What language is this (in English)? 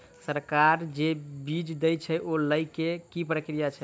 Maithili